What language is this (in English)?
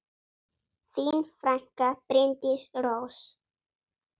Icelandic